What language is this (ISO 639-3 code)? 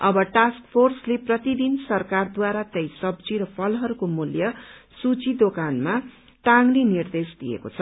nep